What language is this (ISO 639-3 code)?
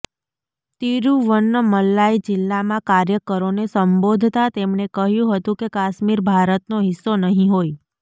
guj